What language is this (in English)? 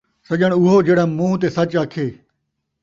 Saraiki